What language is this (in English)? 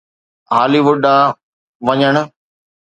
Sindhi